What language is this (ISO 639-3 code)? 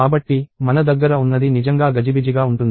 tel